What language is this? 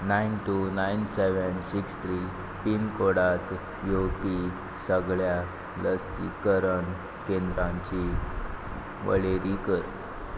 Konkani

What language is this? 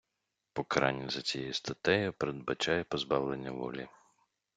Ukrainian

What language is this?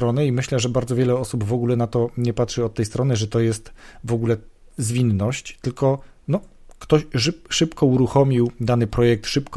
Polish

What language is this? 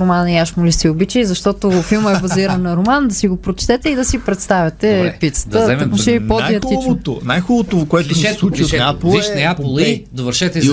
Bulgarian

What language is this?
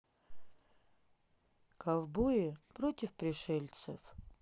Russian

